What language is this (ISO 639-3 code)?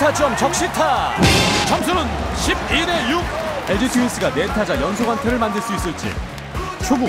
kor